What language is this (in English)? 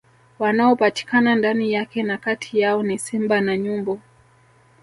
Swahili